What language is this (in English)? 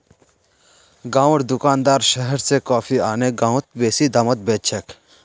Magahi